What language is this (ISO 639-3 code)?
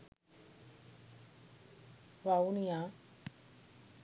sin